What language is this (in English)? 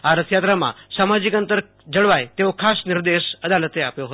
Gujarati